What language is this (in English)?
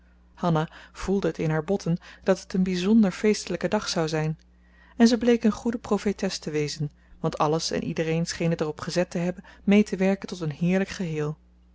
Dutch